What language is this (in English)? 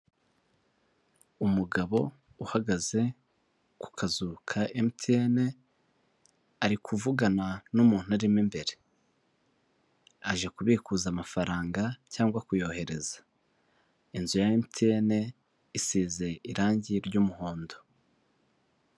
Kinyarwanda